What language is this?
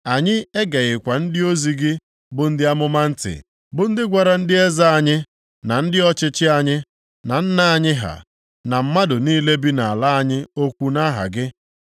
Igbo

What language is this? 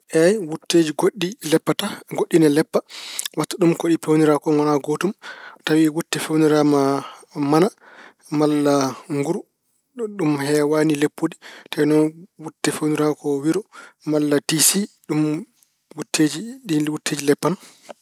Fula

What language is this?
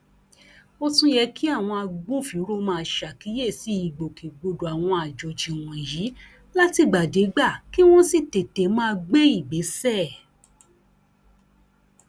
Yoruba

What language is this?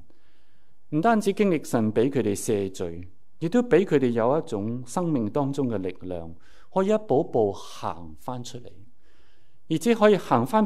Chinese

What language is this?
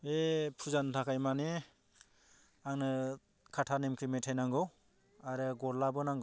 Bodo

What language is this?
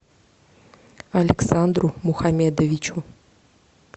Russian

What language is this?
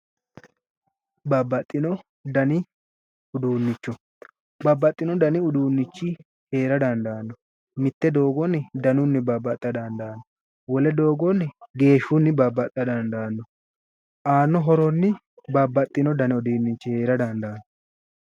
Sidamo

